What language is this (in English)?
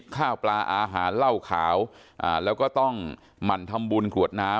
Thai